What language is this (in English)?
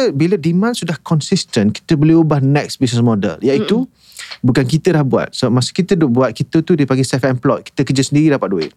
Malay